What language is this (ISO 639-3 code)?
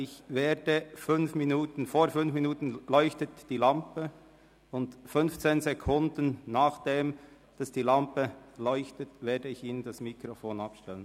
gsw